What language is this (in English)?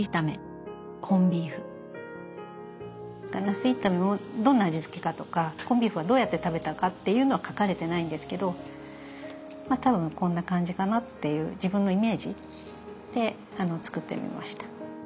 Japanese